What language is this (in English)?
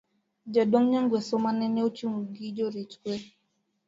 Luo (Kenya and Tanzania)